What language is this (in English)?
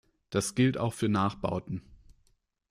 German